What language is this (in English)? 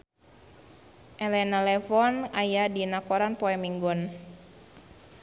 Sundanese